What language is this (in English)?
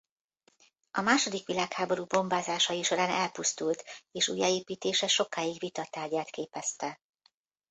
Hungarian